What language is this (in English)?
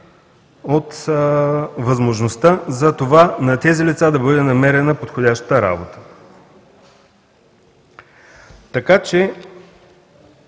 Bulgarian